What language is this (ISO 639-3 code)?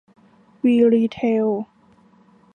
tha